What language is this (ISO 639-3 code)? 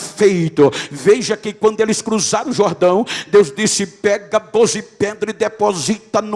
por